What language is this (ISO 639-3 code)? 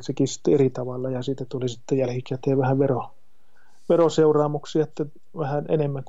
fin